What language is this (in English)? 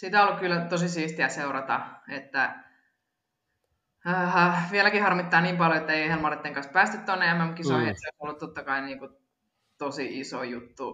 Finnish